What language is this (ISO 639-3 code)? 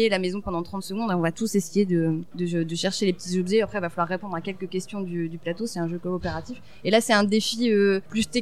fra